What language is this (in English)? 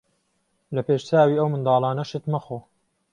Central Kurdish